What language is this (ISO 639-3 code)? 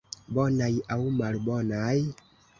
epo